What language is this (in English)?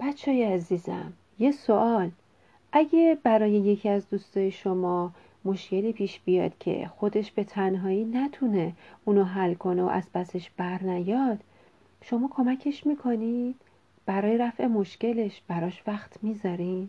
Persian